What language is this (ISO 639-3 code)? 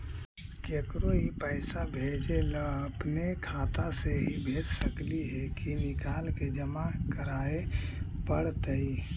mag